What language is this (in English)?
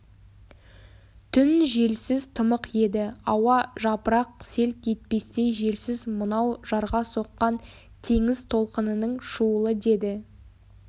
Kazakh